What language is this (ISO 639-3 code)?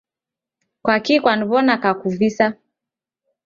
dav